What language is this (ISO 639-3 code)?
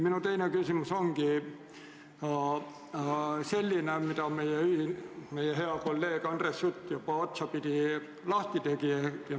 est